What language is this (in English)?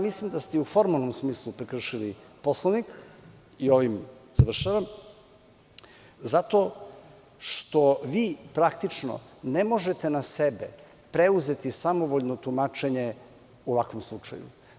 Serbian